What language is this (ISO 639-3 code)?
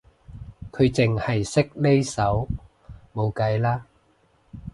yue